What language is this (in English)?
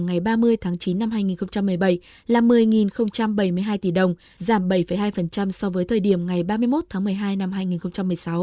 Vietnamese